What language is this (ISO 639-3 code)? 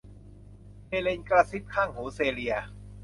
tha